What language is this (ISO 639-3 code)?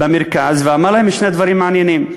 heb